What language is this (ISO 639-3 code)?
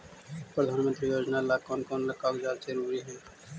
mag